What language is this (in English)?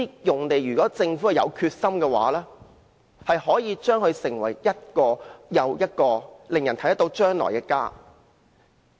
Cantonese